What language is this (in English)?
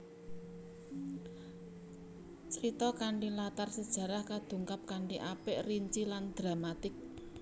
Javanese